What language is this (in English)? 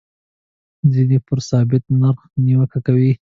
Pashto